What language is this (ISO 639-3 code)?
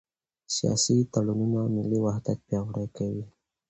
pus